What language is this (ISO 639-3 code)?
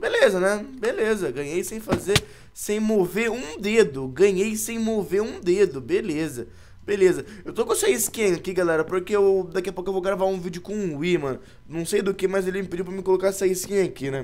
por